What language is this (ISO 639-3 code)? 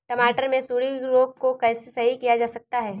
hin